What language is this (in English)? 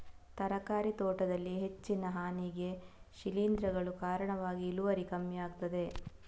Kannada